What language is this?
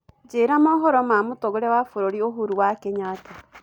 Kikuyu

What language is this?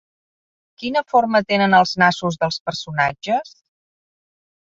Catalan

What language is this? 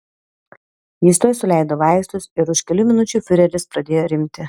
Lithuanian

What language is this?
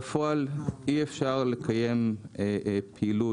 Hebrew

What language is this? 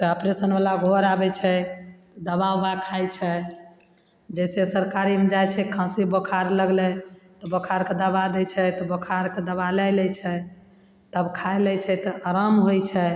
Maithili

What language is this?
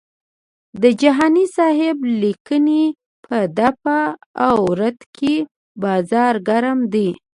Pashto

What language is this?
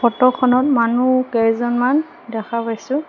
Assamese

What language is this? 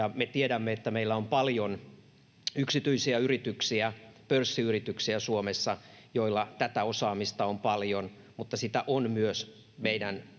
Finnish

